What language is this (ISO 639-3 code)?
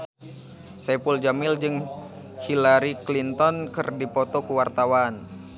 sun